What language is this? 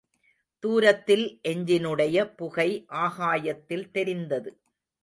Tamil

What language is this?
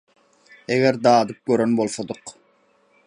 Turkmen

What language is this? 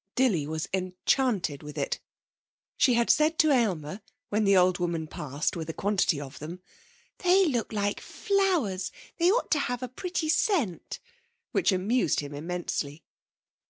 English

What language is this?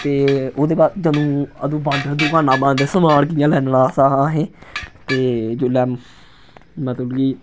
Dogri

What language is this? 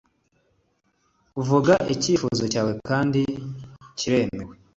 Kinyarwanda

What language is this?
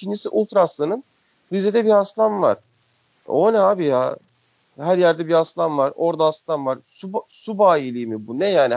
Turkish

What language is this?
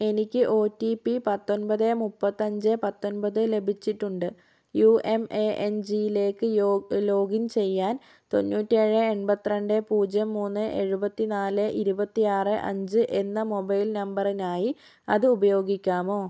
Malayalam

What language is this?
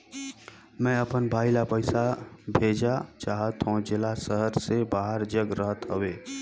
Chhattisgarhi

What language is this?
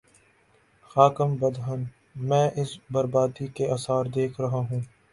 Urdu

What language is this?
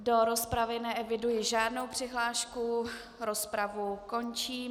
Czech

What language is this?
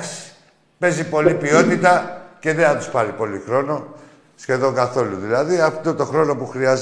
Greek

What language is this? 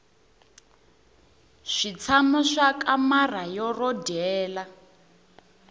Tsonga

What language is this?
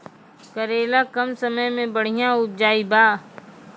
Maithili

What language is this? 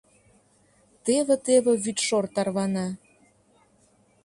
Mari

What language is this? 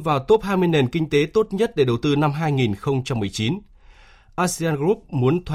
Vietnamese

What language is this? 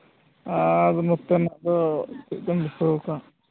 Santali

